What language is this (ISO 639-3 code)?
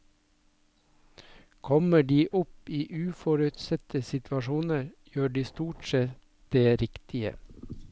nor